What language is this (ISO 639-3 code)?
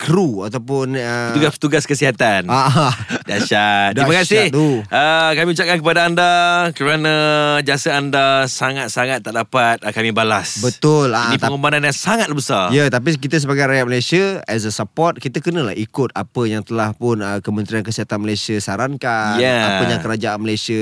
msa